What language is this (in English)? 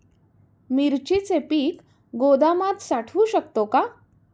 Marathi